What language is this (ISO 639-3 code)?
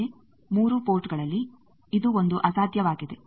kan